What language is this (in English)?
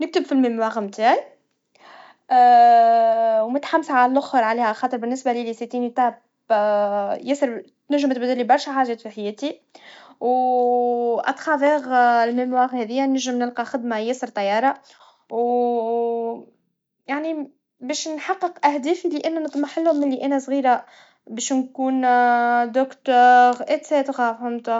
Tunisian Arabic